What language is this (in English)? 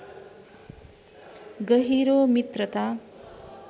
Nepali